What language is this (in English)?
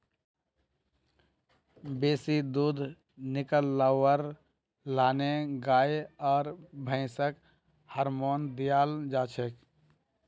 Magahi